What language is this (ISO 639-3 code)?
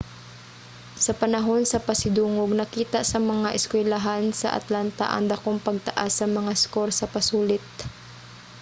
ceb